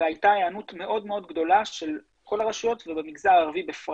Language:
Hebrew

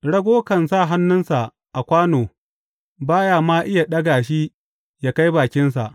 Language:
Hausa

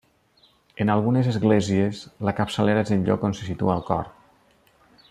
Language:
Catalan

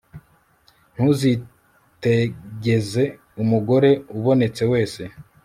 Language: Kinyarwanda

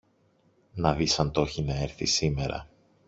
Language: Greek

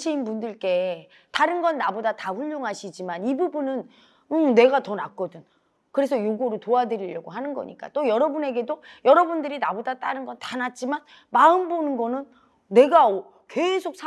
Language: Korean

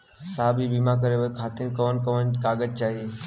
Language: Bhojpuri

